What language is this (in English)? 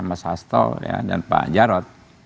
Indonesian